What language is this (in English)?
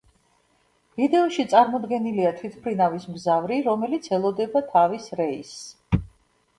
Georgian